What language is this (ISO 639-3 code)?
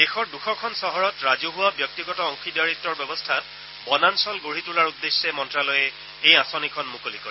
asm